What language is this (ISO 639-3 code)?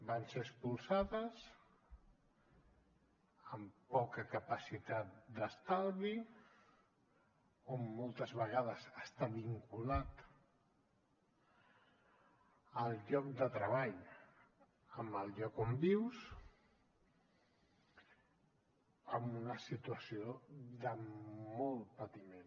cat